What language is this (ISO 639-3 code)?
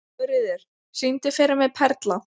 isl